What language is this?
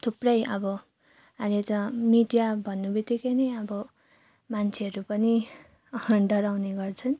Nepali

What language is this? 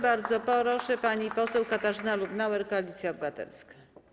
Polish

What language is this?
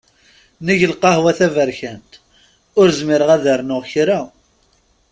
Kabyle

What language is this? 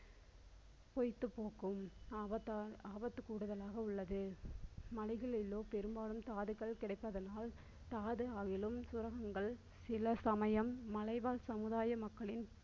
Tamil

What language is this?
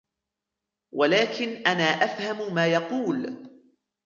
Arabic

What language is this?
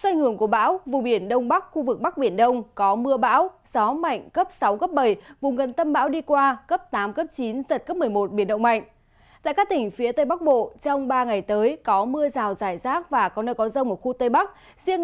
Vietnamese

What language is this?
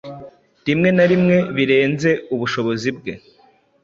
Kinyarwanda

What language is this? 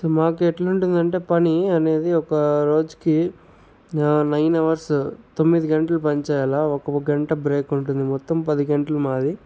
Telugu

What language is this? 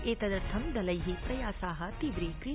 Sanskrit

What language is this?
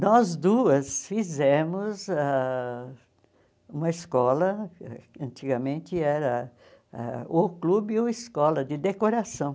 Portuguese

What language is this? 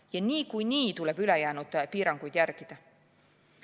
Estonian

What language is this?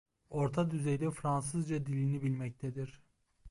Turkish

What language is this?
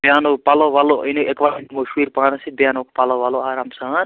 Kashmiri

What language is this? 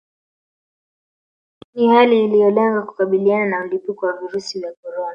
Swahili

